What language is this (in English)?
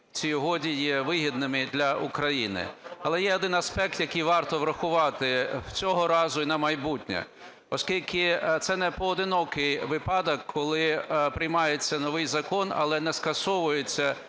Ukrainian